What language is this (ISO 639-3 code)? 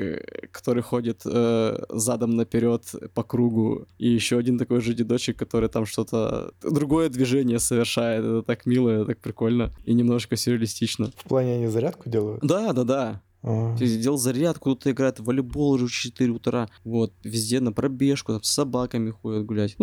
rus